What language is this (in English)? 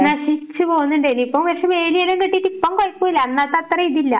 Malayalam